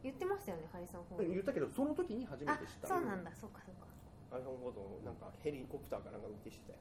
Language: Japanese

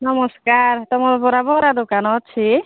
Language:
Odia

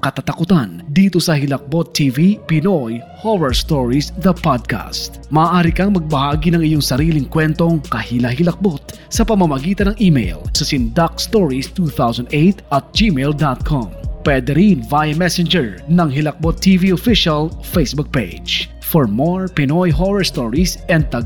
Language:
Filipino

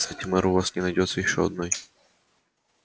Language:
Russian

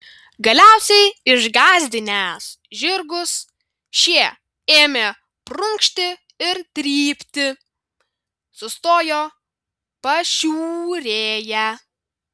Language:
Lithuanian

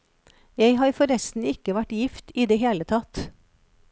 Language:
Norwegian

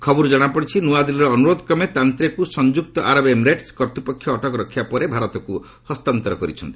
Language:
Odia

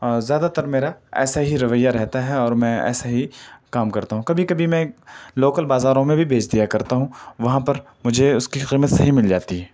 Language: Urdu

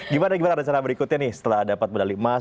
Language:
Indonesian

